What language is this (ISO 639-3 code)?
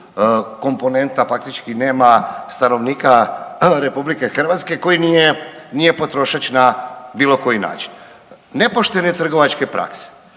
hrv